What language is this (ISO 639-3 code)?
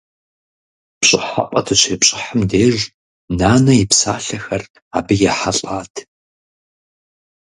kbd